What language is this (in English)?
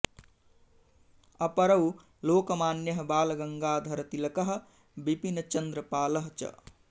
Sanskrit